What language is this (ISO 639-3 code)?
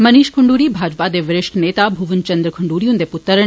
doi